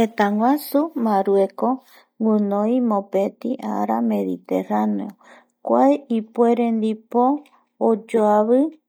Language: Eastern Bolivian Guaraní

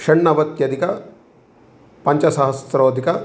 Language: Sanskrit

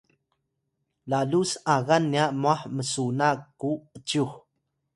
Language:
Atayal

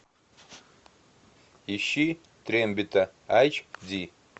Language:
Russian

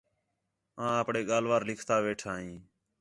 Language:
Khetrani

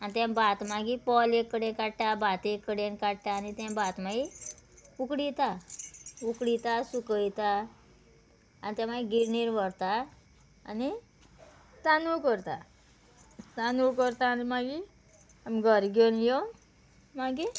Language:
Konkani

